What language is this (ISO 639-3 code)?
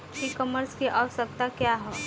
bho